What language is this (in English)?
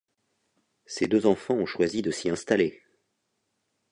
French